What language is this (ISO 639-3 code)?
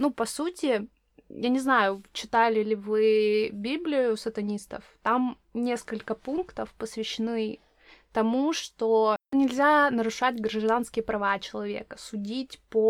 rus